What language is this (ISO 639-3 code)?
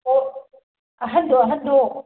mni